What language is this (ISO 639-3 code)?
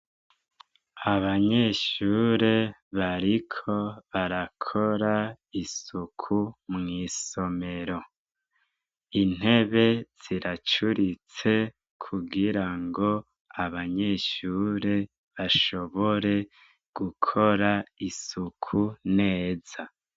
run